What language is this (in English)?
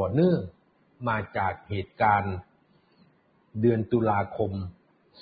Thai